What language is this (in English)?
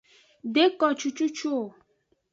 Aja (Benin)